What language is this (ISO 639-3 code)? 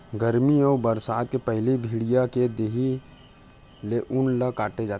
hne